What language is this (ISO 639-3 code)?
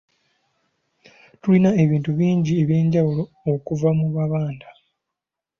lug